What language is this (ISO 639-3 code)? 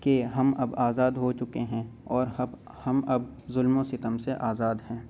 urd